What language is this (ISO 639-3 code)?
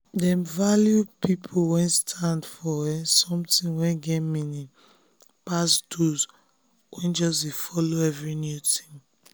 pcm